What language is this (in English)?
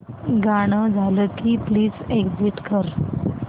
Marathi